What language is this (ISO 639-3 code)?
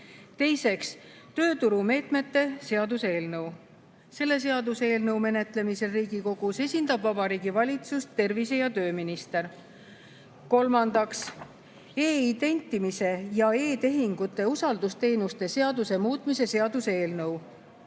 est